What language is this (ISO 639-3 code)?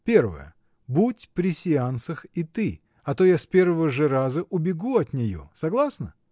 rus